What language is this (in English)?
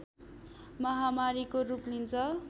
Nepali